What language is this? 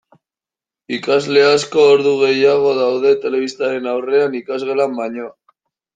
Basque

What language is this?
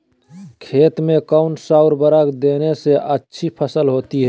Magahi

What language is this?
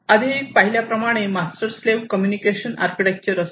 Marathi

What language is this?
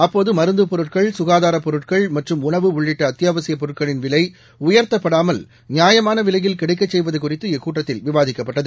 Tamil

